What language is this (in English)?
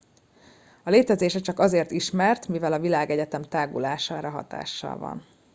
Hungarian